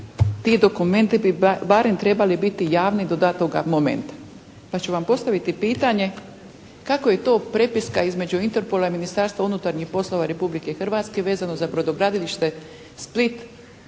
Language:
Croatian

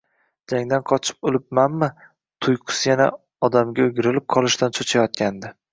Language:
Uzbek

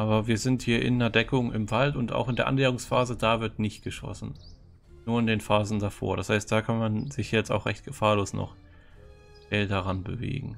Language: German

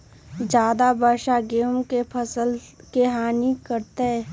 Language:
Magahi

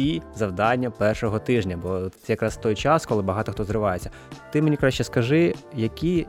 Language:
Ukrainian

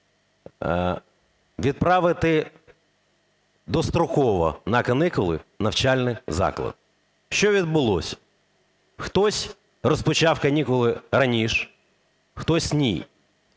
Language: Ukrainian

